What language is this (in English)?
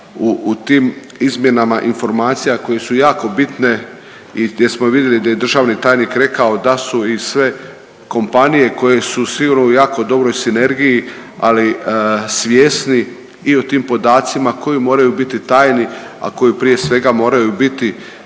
Croatian